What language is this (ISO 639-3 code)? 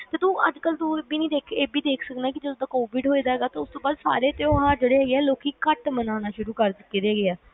pan